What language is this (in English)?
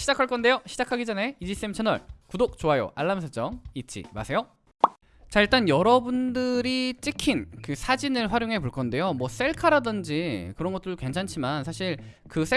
Korean